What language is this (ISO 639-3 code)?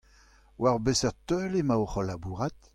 bre